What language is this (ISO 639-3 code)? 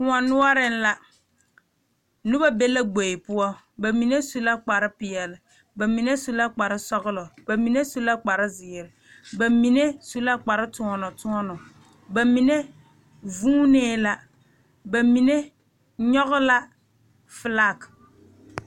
dga